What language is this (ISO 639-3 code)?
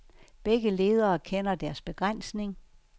dan